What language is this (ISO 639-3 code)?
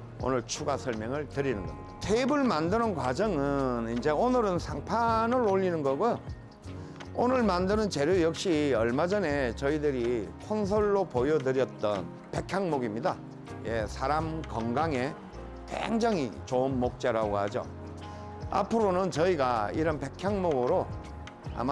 kor